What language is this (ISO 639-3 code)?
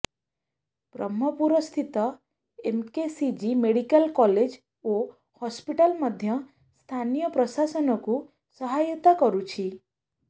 ori